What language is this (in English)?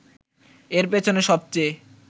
Bangla